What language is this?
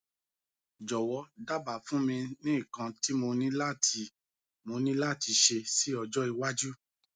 Yoruba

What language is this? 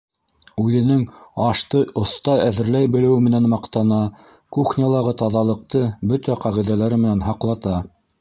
Bashkir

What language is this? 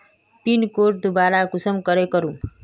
Magahi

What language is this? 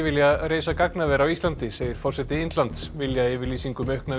Icelandic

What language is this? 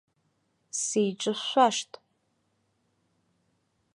Abkhazian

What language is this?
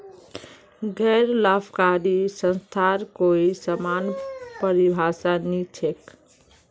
Magahi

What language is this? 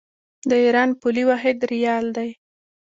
Pashto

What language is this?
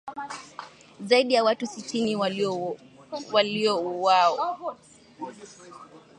Swahili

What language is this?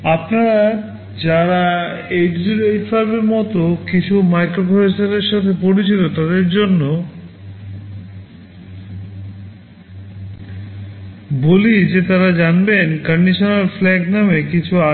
Bangla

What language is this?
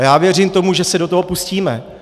Czech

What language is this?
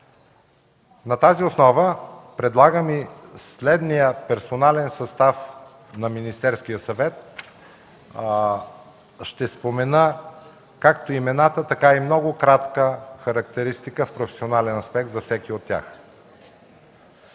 Bulgarian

